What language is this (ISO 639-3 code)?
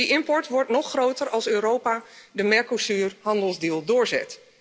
nld